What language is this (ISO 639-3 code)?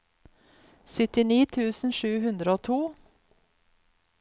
nor